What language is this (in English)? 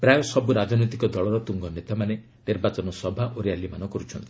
Odia